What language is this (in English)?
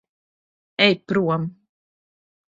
Latvian